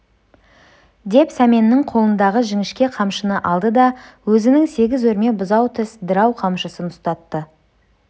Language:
Kazakh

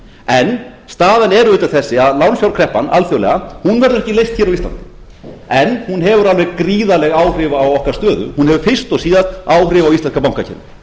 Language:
Icelandic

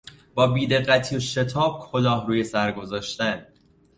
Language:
Persian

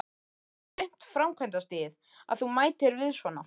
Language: Icelandic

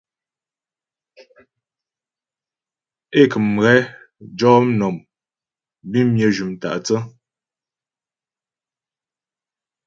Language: Ghomala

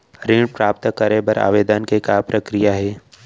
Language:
Chhattisgarhi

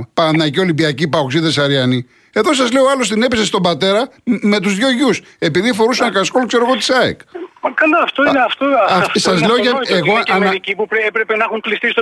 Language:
Greek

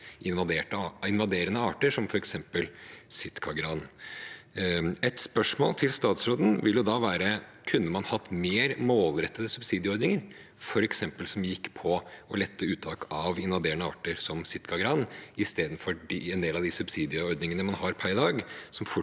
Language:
Norwegian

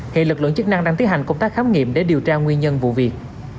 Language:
Vietnamese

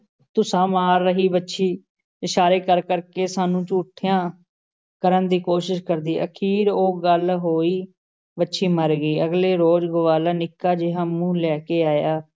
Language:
Punjabi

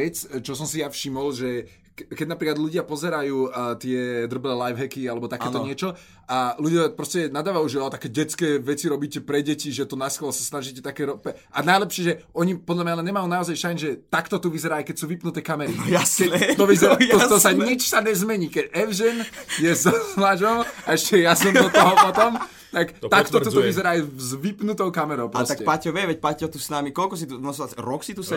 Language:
Slovak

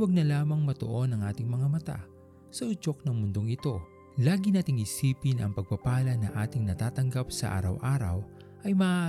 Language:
Filipino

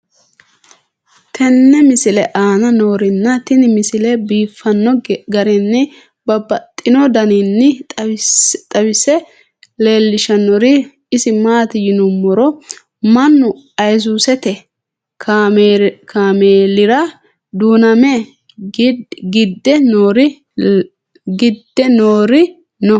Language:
Sidamo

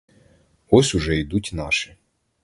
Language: Ukrainian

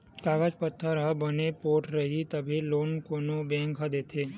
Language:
Chhattisgarhi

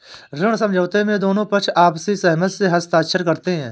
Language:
Hindi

